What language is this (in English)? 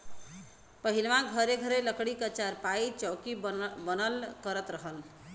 Bhojpuri